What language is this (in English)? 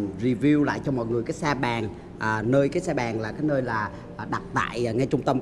Vietnamese